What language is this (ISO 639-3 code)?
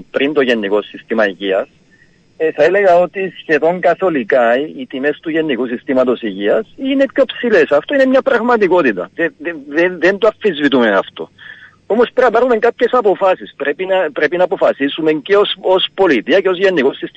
ell